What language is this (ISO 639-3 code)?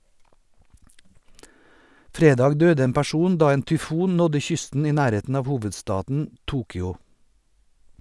nor